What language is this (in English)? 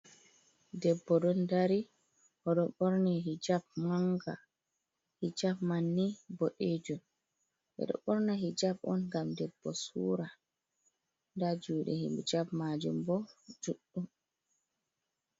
Fula